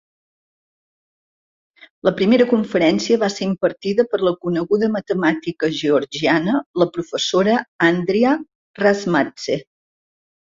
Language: Catalan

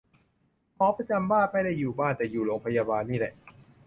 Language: Thai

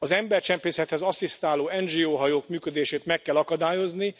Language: Hungarian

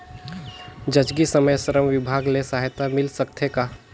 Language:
Chhattisgarhi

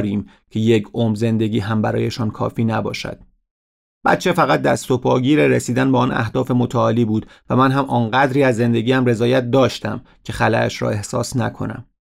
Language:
Persian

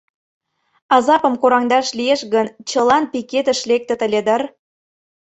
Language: Mari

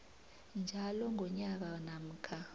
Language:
South Ndebele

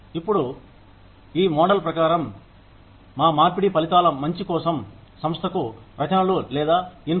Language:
Telugu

